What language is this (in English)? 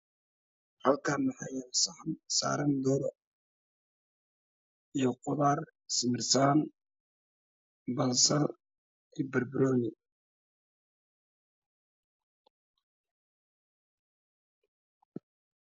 Somali